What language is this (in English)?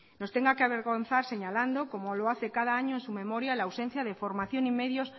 Spanish